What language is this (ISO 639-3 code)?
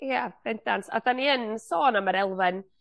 cym